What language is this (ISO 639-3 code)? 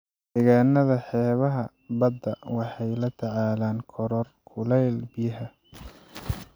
som